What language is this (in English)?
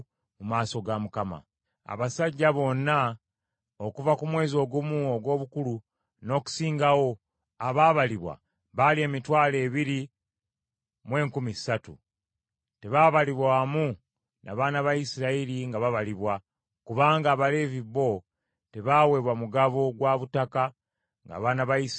Ganda